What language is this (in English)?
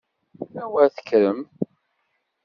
Kabyle